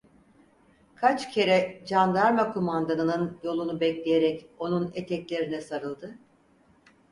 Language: Turkish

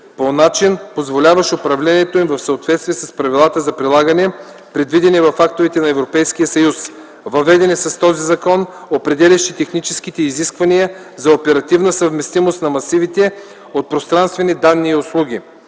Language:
Bulgarian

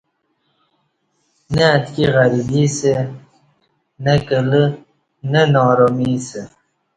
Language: Kati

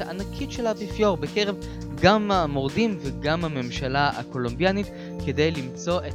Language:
Hebrew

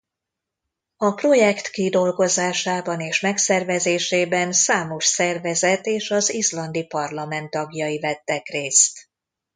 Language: Hungarian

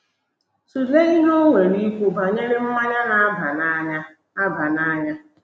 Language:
Igbo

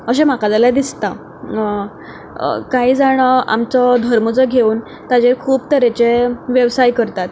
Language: Konkani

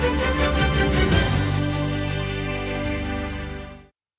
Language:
Ukrainian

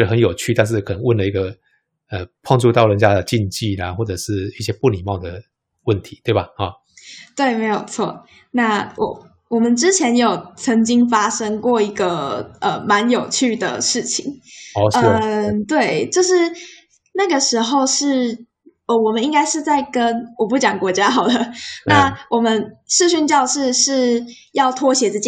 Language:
Chinese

